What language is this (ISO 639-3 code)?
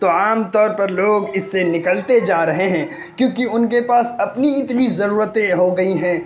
urd